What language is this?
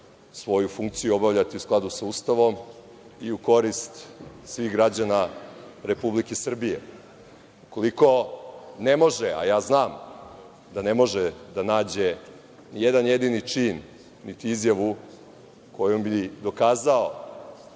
Serbian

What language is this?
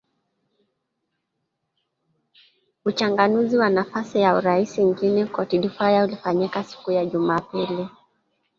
Swahili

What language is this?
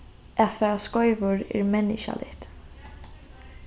Faroese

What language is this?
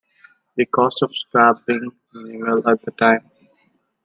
English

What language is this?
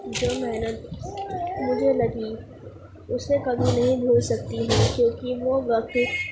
Urdu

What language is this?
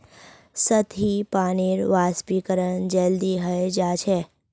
Magahi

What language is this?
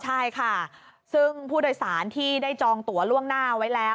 Thai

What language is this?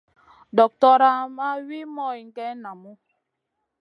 Masana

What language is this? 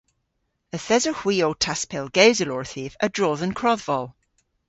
Cornish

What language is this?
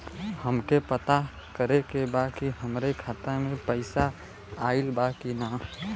Bhojpuri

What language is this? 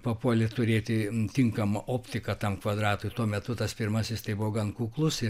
Lithuanian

